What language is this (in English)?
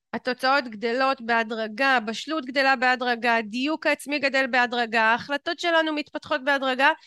Hebrew